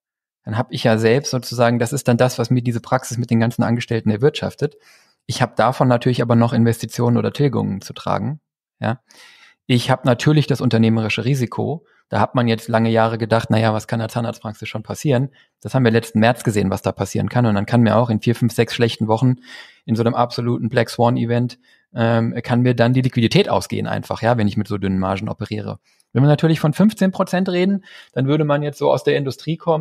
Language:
German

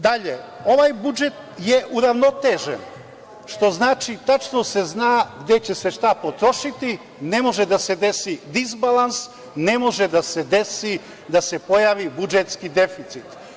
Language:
Serbian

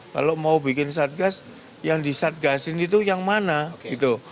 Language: Indonesian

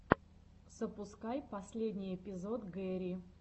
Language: Russian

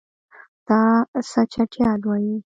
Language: Pashto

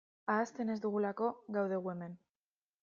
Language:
Basque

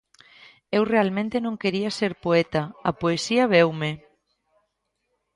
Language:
Galician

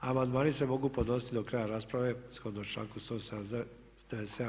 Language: Croatian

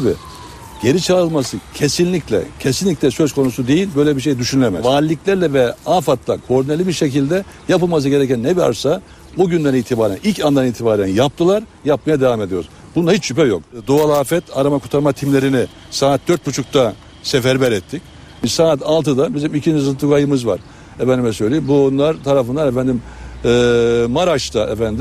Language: Turkish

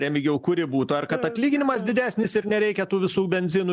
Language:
Lithuanian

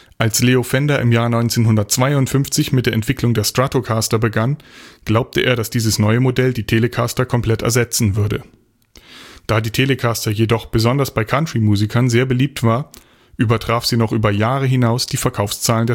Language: German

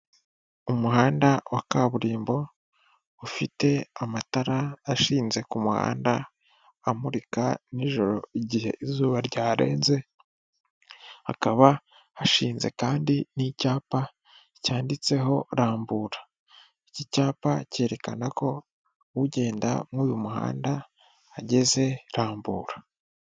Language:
Kinyarwanda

